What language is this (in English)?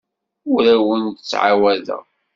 Kabyle